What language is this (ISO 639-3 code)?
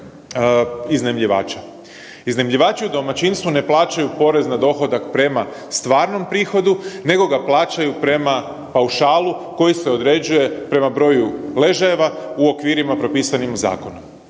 hrv